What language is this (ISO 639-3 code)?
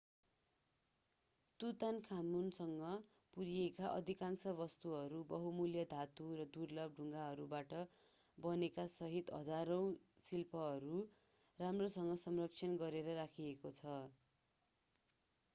nep